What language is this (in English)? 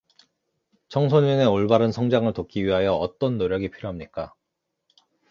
Korean